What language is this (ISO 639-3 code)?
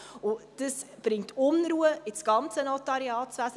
gsw